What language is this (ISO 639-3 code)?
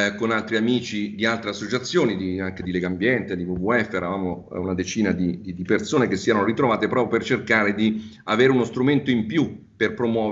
ita